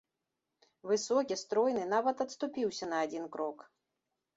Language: Belarusian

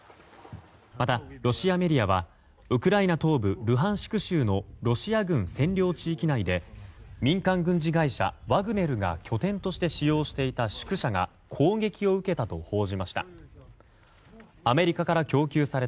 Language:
Japanese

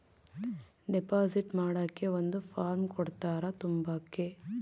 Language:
Kannada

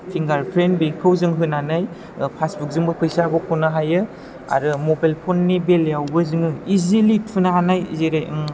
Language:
Bodo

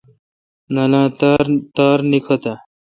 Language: Kalkoti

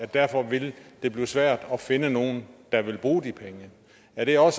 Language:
Danish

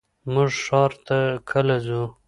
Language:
Pashto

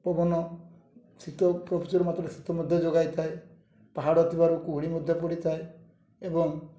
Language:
Odia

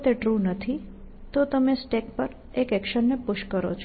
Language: Gujarati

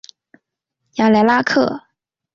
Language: Chinese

